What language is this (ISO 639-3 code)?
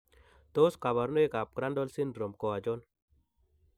kln